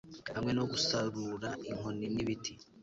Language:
Kinyarwanda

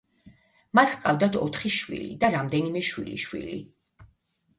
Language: Georgian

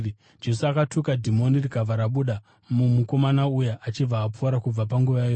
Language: Shona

